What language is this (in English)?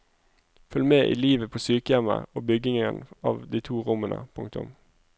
Norwegian